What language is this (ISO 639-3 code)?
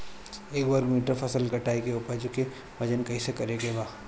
bho